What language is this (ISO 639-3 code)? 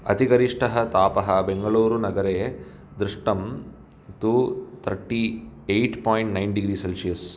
san